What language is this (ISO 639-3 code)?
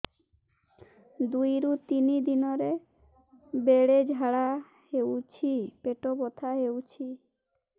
ori